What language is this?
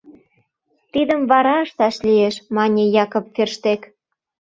Mari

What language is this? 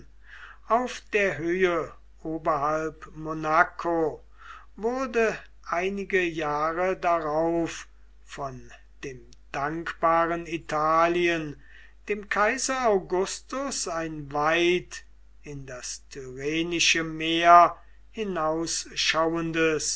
German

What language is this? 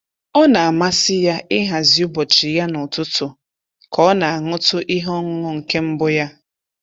Igbo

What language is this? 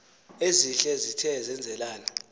Xhosa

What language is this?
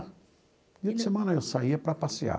Portuguese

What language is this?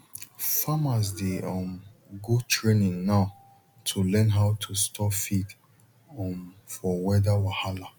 Nigerian Pidgin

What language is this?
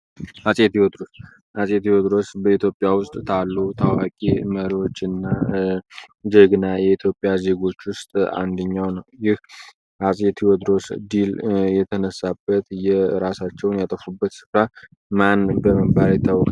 Amharic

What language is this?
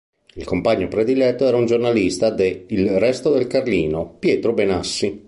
Italian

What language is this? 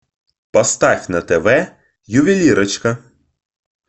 Russian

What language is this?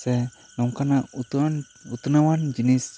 Santali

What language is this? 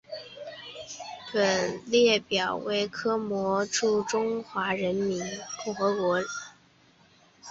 Chinese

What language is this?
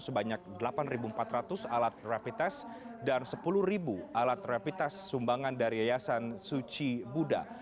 Indonesian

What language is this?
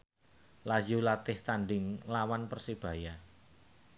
Javanese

